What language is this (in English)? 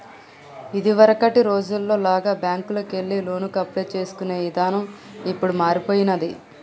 Telugu